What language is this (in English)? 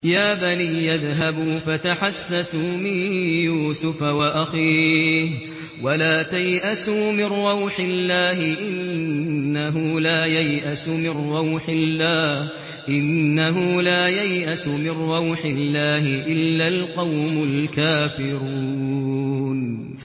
Arabic